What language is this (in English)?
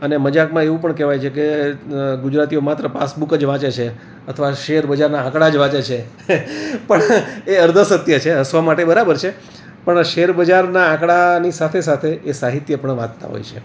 Gujarati